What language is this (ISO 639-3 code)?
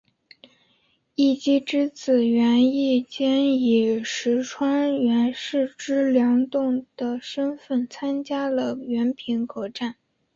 zho